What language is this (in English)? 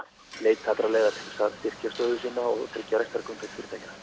Icelandic